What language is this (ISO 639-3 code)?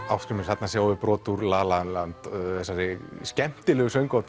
isl